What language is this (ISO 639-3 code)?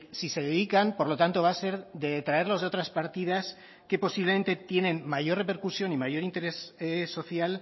spa